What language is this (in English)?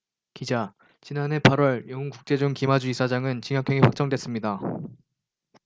Korean